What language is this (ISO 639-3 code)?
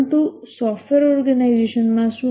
guj